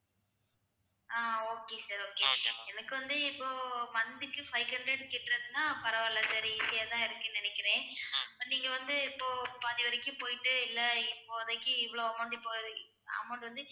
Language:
Tamil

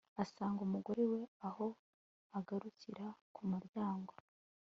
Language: Kinyarwanda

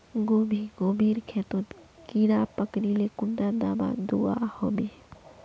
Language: Magahi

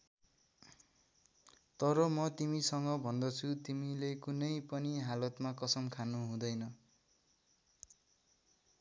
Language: Nepali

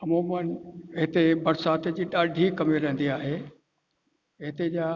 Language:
Sindhi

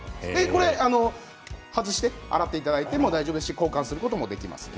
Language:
Japanese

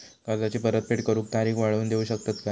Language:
Marathi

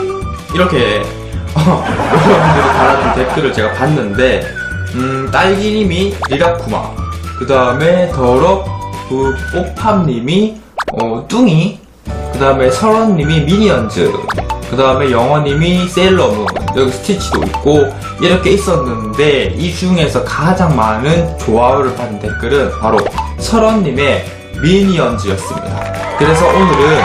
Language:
Korean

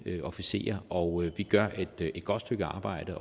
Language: Danish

